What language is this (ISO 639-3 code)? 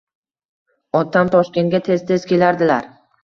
uzb